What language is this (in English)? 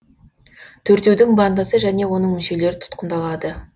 Kazakh